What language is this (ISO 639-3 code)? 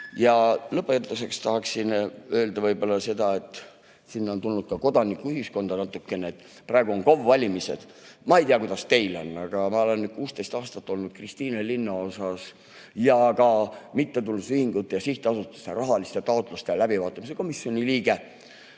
est